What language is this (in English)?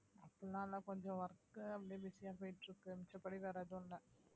Tamil